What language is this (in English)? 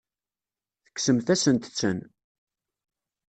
Kabyle